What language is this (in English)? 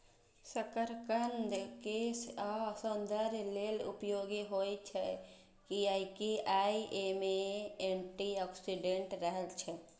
Maithili